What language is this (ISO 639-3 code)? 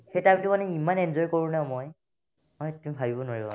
asm